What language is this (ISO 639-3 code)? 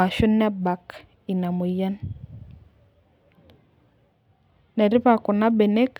mas